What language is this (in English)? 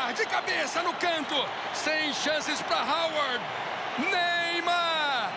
Portuguese